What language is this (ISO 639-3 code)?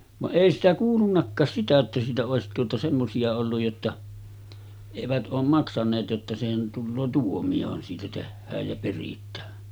fin